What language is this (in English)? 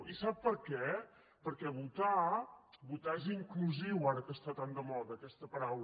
Catalan